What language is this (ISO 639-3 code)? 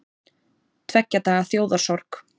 isl